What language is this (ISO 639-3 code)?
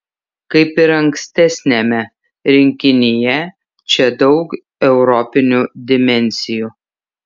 lit